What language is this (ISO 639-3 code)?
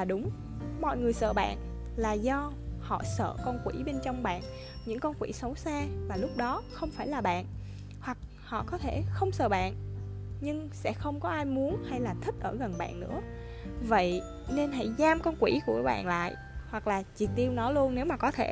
vie